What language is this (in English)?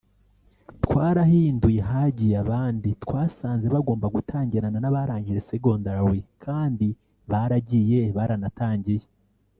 Kinyarwanda